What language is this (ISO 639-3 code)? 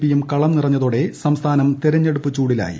mal